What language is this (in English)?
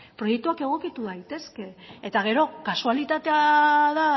Basque